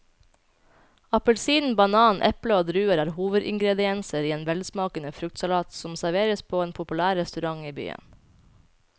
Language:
Norwegian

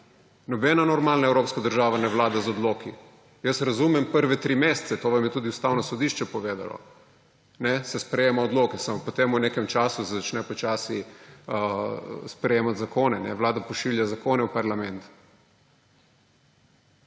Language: Slovenian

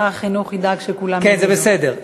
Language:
Hebrew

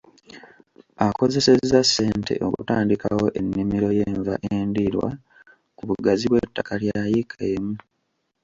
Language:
Ganda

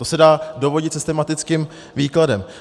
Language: Czech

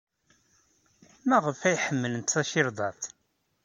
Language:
Kabyle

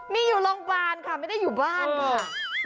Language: Thai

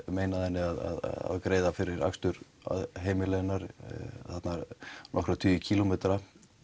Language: Icelandic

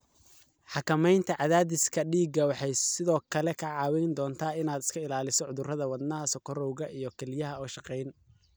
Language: Somali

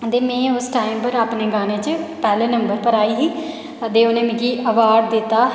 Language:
Dogri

